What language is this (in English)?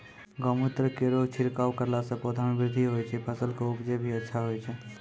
Maithili